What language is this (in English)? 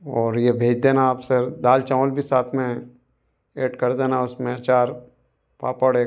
Hindi